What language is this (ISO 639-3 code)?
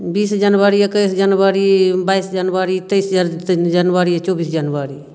mai